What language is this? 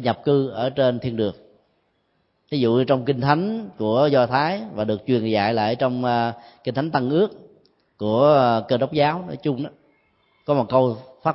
Vietnamese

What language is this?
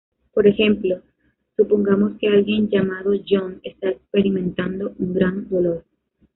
Spanish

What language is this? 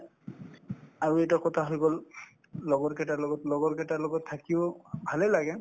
Assamese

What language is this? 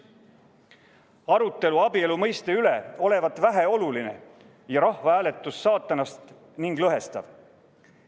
Estonian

